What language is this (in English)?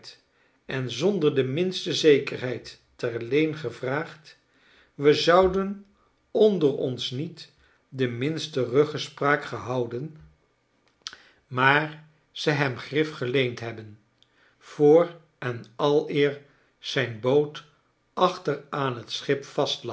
Dutch